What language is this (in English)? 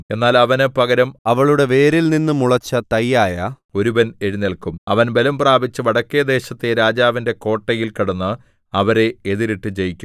Malayalam